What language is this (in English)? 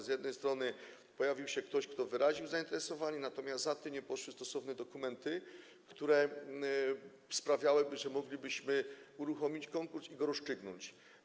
Polish